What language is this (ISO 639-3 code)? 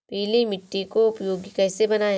hin